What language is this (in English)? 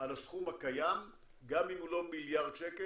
Hebrew